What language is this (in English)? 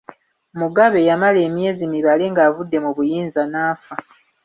Ganda